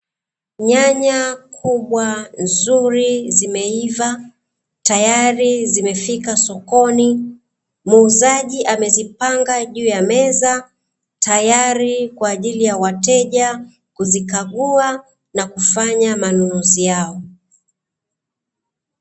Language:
Swahili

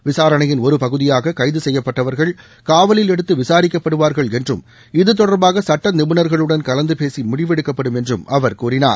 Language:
Tamil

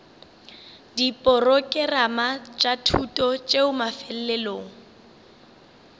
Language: Northern Sotho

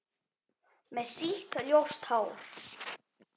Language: Icelandic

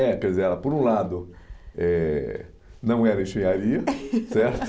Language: Portuguese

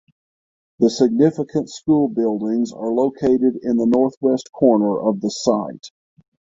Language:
English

